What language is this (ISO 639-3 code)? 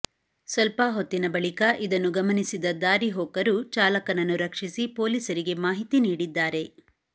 kan